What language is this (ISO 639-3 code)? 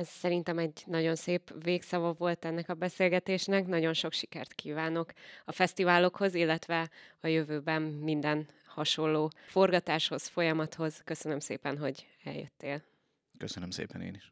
hun